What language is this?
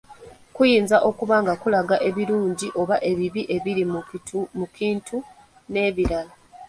Ganda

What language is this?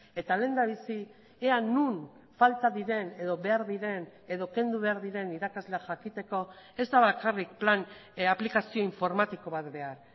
Basque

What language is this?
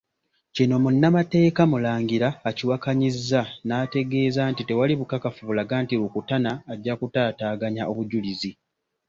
Ganda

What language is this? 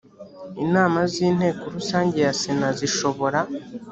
Kinyarwanda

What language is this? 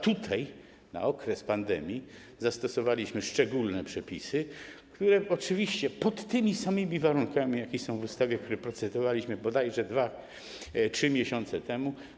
Polish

